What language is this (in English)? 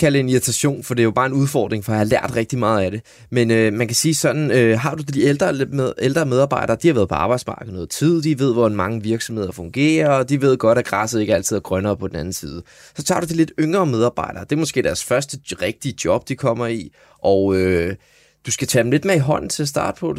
Danish